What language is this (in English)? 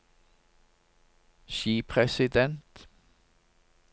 Norwegian